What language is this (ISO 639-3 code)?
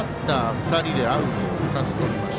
jpn